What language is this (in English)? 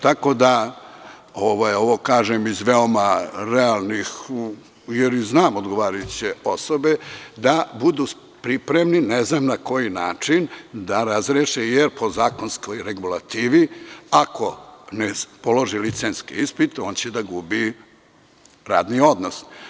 Serbian